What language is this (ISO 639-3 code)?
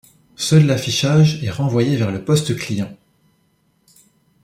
fra